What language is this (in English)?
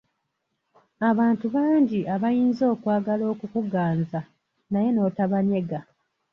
Ganda